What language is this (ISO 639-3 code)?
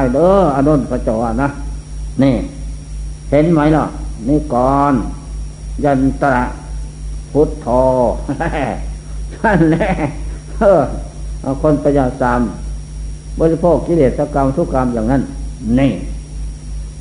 tha